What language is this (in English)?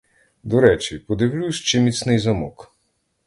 Ukrainian